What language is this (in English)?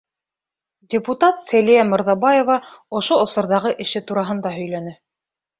Bashkir